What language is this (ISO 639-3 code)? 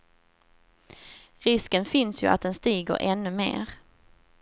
swe